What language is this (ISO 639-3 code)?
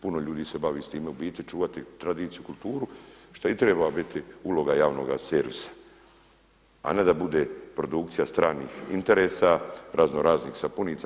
hrv